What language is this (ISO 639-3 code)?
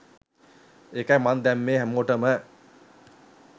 sin